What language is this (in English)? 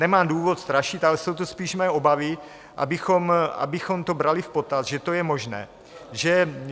Czech